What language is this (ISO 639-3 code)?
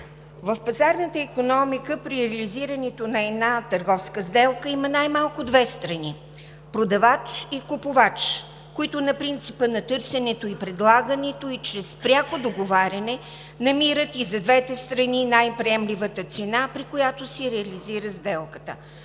bul